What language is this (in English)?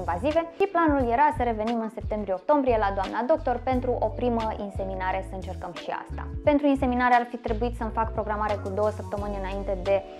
Romanian